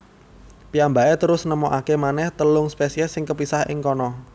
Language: Javanese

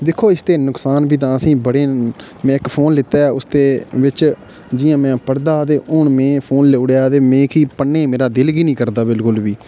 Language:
Dogri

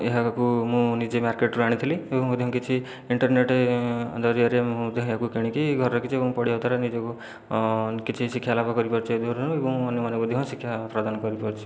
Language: Odia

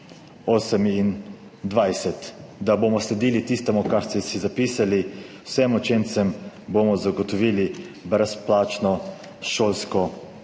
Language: Slovenian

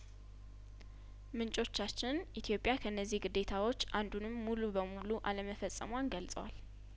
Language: Amharic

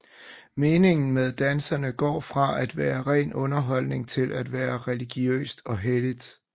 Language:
Danish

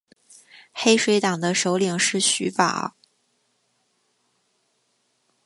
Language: Chinese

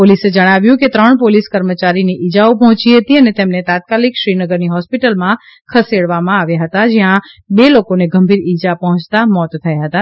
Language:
Gujarati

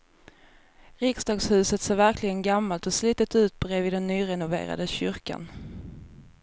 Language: Swedish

